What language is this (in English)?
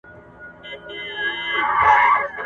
Pashto